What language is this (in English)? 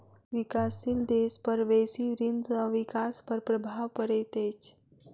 Maithili